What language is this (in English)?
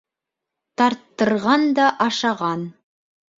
Bashkir